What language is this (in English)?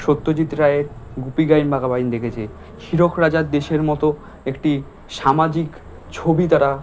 Bangla